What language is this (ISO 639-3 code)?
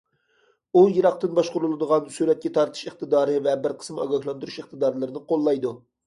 uig